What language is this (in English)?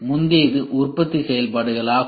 Tamil